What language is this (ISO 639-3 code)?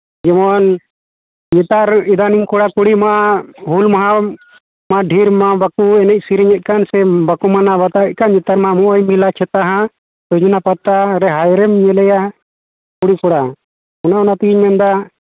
sat